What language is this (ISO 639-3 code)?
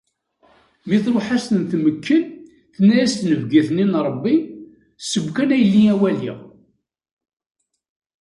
kab